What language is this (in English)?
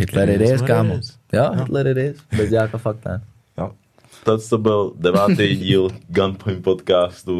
Czech